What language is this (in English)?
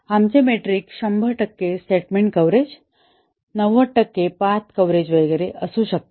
Marathi